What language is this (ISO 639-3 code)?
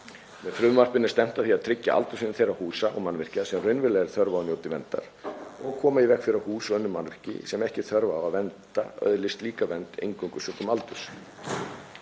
isl